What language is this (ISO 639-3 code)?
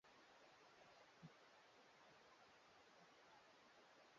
swa